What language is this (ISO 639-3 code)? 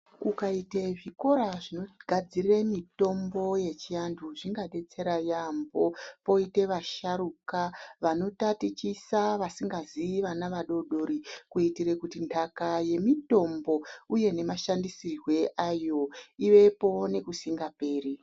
ndc